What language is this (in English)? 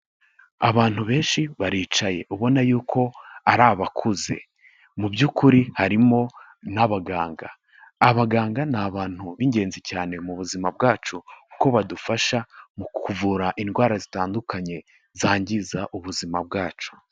Kinyarwanda